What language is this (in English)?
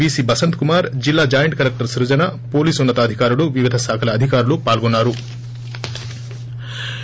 Telugu